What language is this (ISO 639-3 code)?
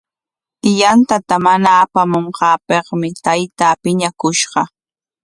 qwa